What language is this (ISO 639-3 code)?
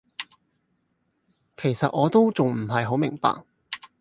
yue